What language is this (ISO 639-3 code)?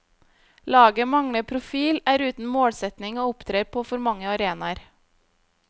nor